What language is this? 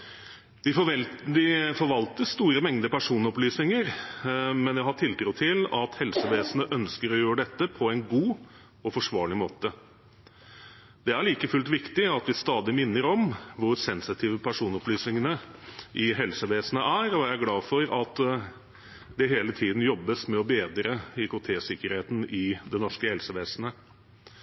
Norwegian Bokmål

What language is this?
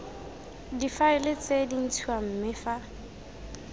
Tswana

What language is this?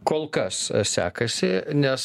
Lithuanian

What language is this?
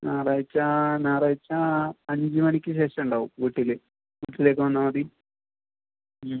Malayalam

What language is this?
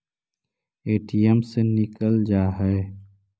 Magahi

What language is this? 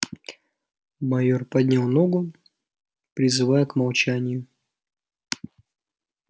Russian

